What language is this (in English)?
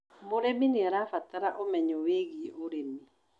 Kikuyu